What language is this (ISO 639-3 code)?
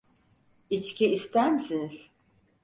tur